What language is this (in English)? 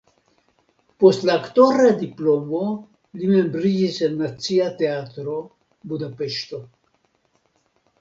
Esperanto